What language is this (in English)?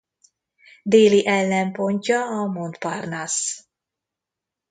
Hungarian